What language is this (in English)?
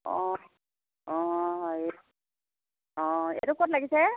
Assamese